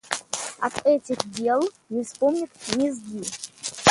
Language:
Russian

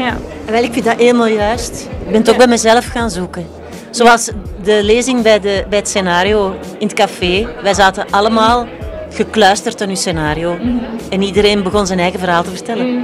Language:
Dutch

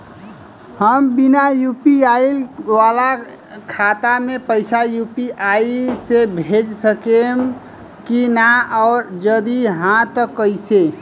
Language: Bhojpuri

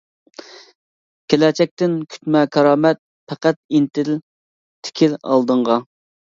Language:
Uyghur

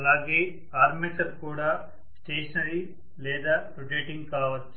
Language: Telugu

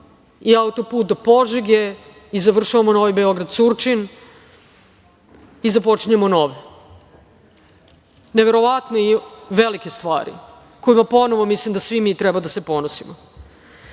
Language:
Serbian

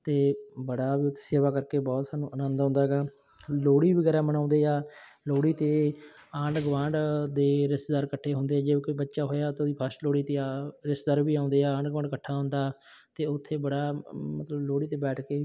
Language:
Punjabi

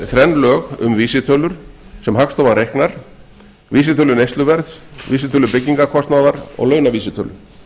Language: Icelandic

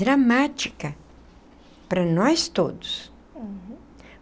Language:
Portuguese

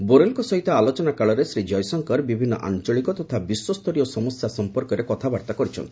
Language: Odia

